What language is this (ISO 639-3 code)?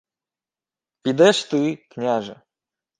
ukr